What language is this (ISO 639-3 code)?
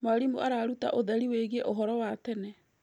kik